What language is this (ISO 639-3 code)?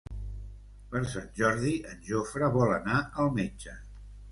cat